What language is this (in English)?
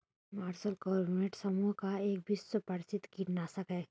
Hindi